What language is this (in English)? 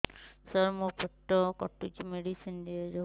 Odia